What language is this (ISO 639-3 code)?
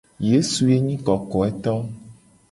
gej